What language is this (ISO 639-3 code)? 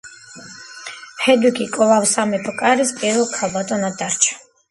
kat